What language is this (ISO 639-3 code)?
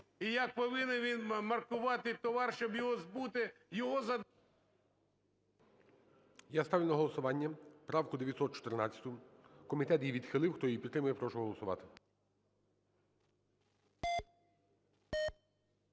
ukr